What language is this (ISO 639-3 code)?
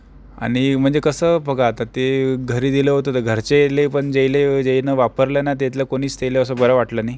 mar